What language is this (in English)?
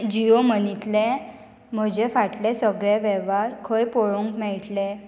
Konkani